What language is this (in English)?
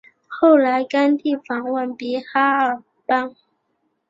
Chinese